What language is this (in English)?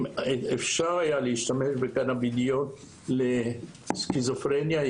Hebrew